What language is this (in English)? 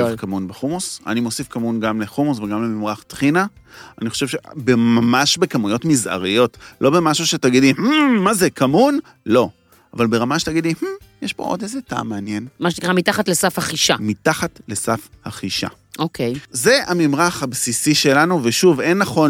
Hebrew